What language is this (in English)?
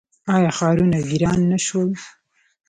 Pashto